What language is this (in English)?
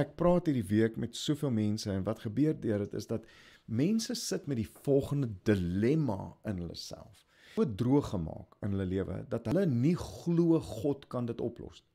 Dutch